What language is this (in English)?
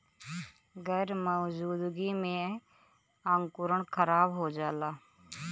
Bhojpuri